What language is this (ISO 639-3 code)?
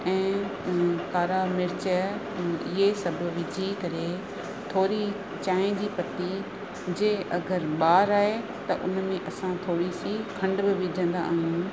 snd